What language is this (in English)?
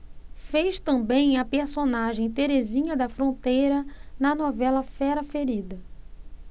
Portuguese